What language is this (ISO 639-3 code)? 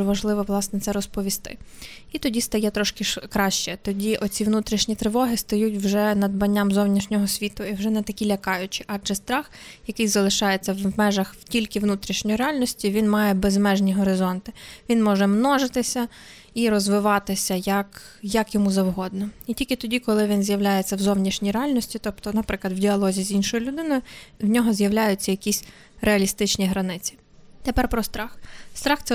ukr